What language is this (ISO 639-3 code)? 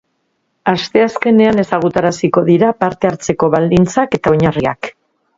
eus